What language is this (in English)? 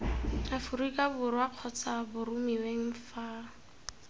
Tswana